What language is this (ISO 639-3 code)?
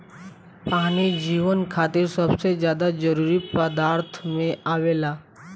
bho